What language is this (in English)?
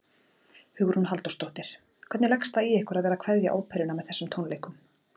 Icelandic